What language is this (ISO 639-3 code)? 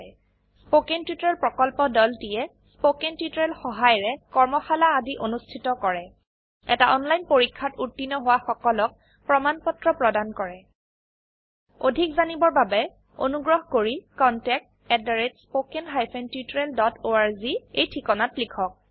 asm